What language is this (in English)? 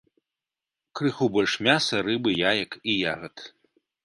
Belarusian